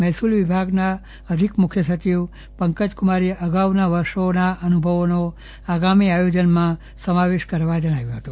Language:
Gujarati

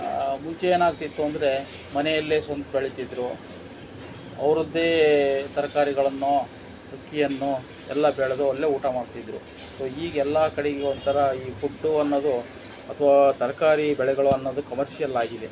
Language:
Kannada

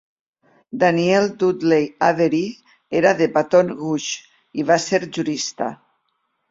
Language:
Catalan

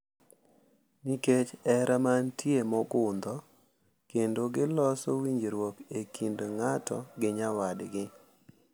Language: Luo (Kenya and Tanzania)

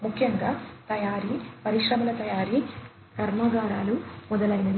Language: Telugu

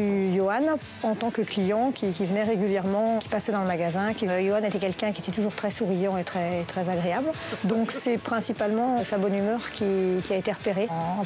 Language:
French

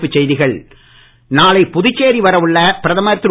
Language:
Tamil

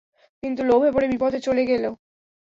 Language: Bangla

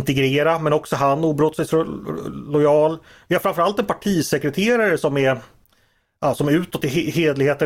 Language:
Swedish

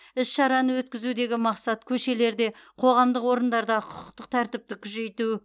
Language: Kazakh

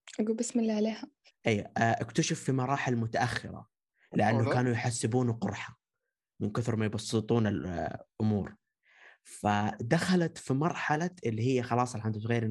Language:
Arabic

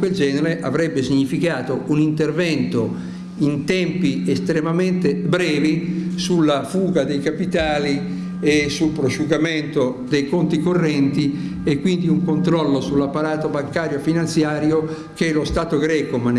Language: Italian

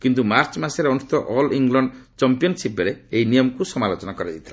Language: Odia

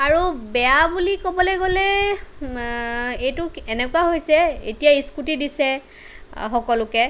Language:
Assamese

